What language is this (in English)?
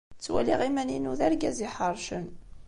Kabyle